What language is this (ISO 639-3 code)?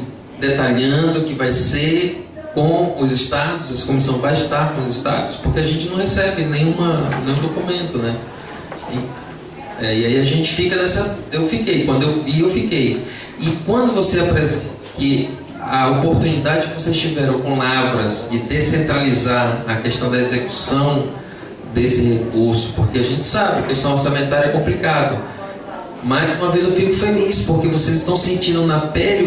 por